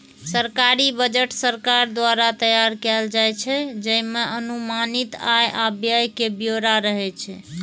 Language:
Maithili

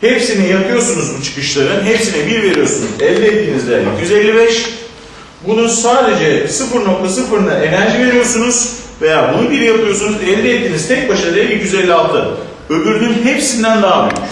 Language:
Turkish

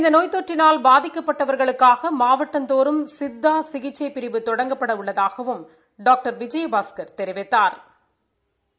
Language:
Tamil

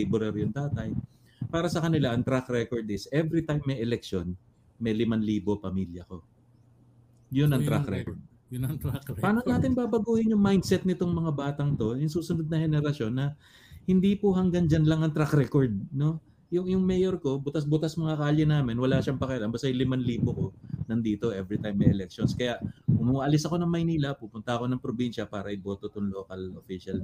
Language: Filipino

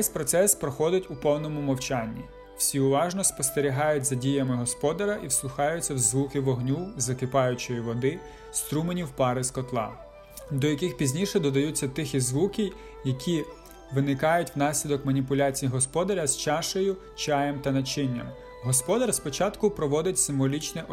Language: Ukrainian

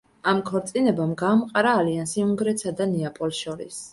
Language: Georgian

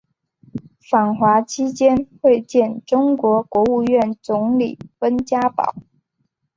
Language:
Chinese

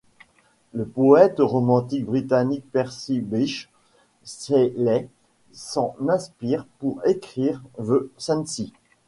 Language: French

